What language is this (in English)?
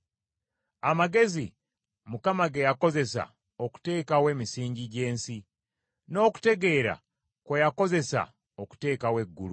Ganda